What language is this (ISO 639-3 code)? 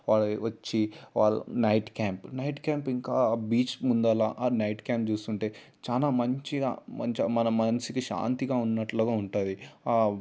tel